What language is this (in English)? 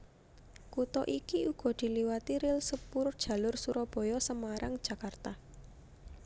Javanese